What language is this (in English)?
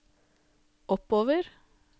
Norwegian